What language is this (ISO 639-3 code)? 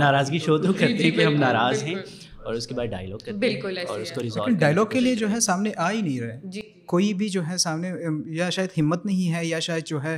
urd